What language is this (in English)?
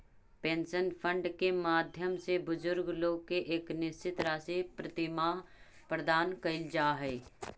Magahi